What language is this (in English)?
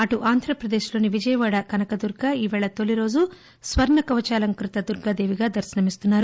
Telugu